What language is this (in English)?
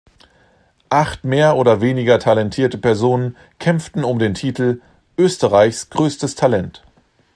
German